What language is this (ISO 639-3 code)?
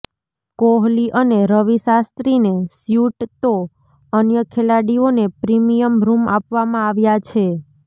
guj